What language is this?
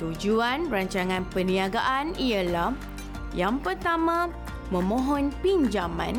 Malay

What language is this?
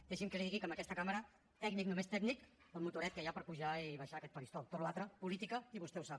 Catalan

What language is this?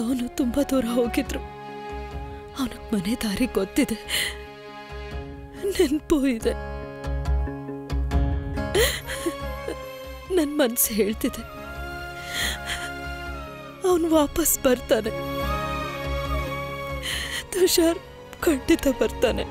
Hindi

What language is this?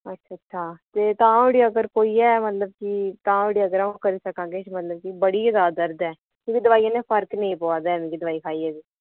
Dogri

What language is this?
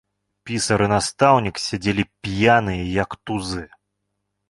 Belarusian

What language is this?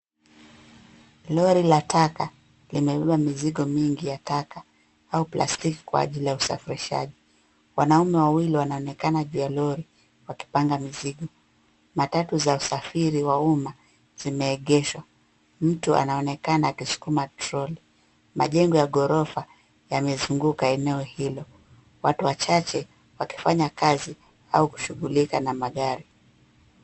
Swahili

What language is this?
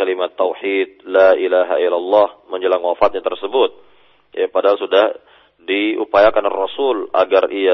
Malay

